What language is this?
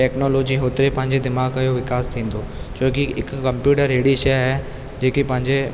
Sindhi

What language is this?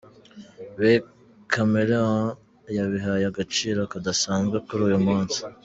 Kinyarwanda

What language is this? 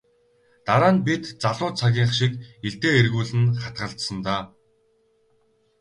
Mongolian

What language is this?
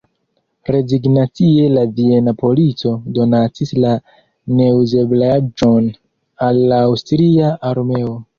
Esperanto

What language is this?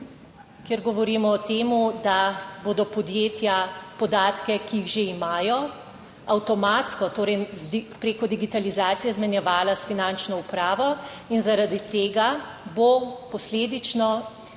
Slovenian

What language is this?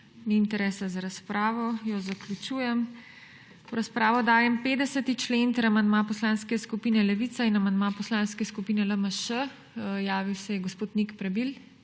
Slovenian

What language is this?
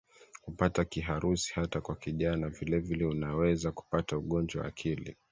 Swahili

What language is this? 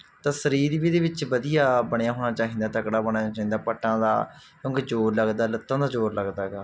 Punjabi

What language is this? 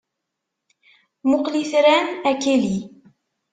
Kabyle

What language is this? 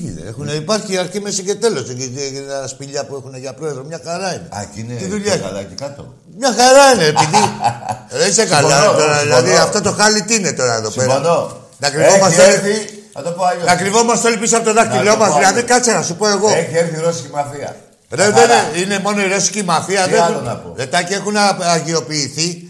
Greek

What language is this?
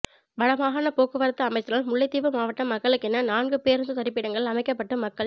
Tamil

